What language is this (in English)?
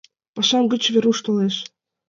Mari